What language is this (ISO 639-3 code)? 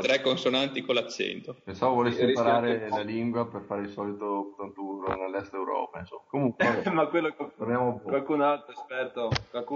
ita